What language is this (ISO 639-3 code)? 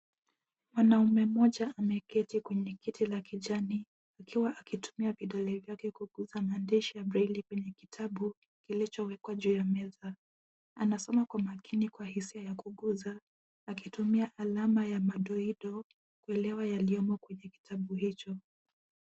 swa